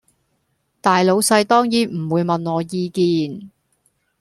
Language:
Cantonese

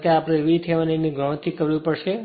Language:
Gujarati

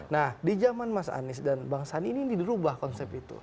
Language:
Indonesian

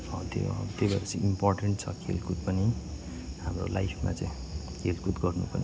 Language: Nepali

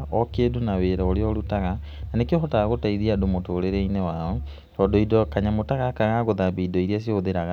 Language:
Kikuyu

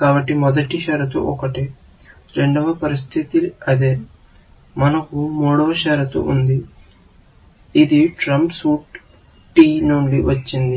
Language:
Telugu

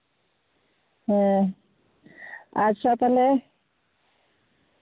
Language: Santali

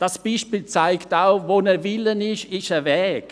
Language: Swiss German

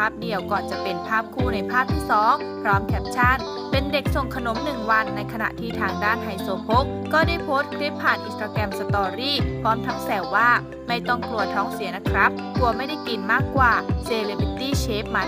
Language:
Thai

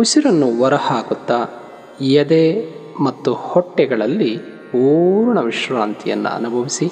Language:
Kannada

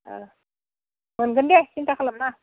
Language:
Bodo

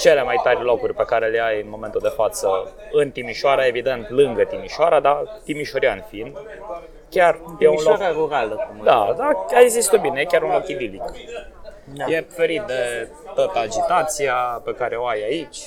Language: Romanian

